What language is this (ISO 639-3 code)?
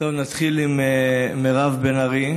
heb